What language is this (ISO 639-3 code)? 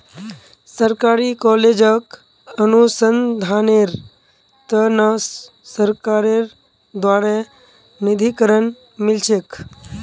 mag